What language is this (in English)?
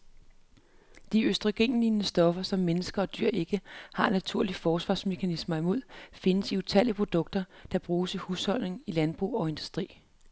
Danish